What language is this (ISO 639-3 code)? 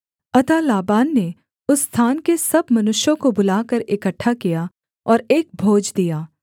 hin